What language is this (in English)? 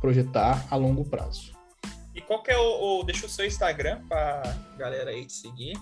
Portuguese